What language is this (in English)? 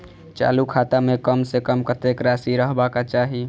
Maithili